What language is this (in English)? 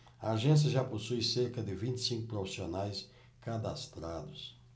Portuguese